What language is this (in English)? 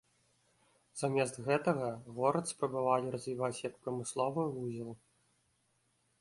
Belarusian